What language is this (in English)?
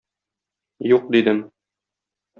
Tatar